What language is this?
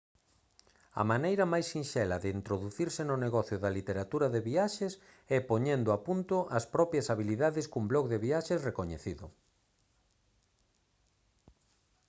Galician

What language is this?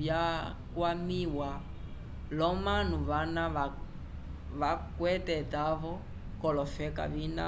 Umbundu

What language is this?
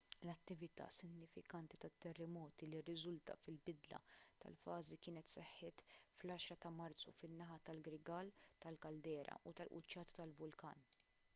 Maltese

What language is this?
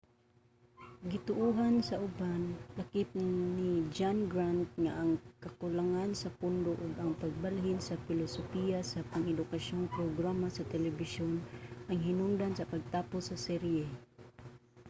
Cebuano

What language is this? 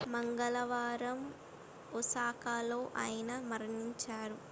Telugu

